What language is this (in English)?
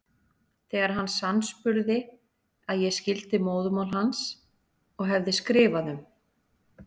Icelandic